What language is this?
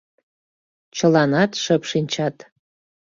Mari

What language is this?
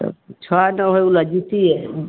Maithili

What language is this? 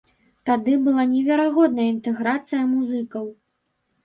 Belarusian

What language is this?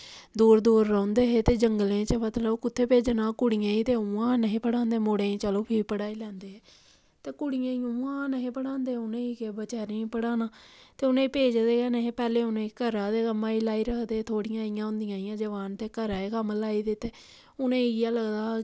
Dogri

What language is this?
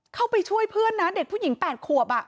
Thai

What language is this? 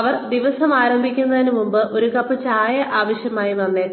Malayalam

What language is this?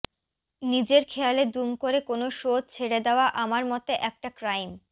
Bangla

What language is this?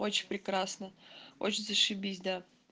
Russian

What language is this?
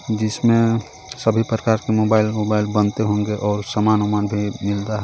Hindi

